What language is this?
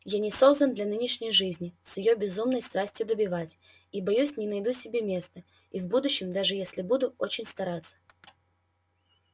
Russian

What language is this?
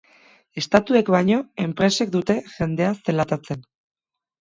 Basque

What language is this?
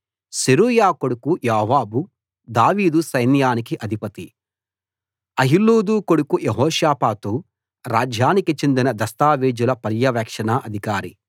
Telugu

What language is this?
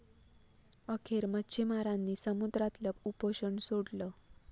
Marathi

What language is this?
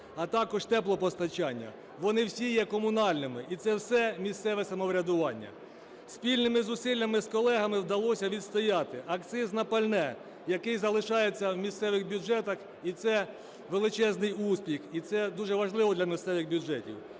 Ukrainian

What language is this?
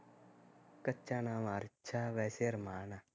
Punjabi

